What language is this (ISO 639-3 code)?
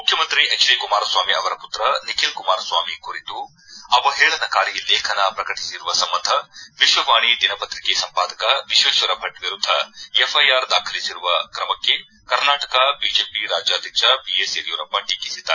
kan